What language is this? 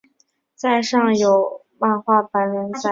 Chinese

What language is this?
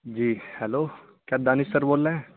Urdu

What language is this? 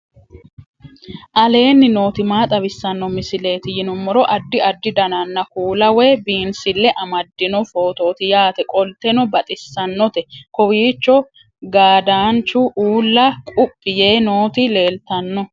Sidamo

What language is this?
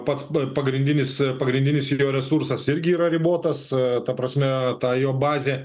Lithuanian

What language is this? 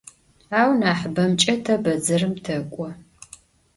Adyghe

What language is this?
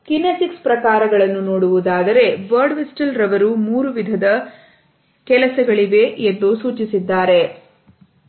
Kannada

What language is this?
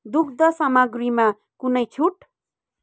Nepali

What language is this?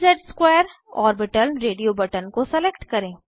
Hindi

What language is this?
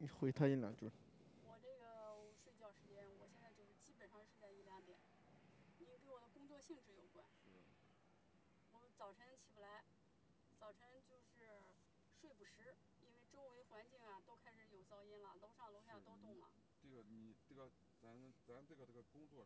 Chinese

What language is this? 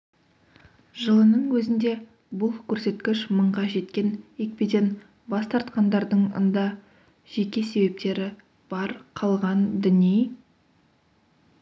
Kazakh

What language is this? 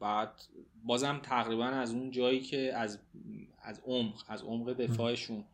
Persian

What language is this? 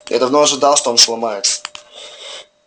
Russian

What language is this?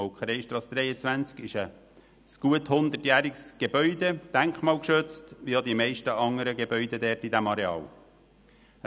Swiss German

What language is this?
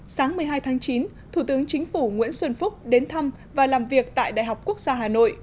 Vietnamese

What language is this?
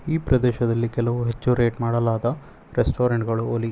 Kannada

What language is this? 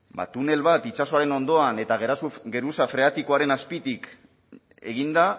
Basque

